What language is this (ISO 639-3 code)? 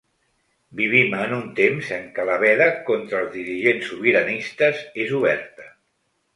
cat